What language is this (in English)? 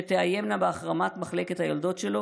Hebrew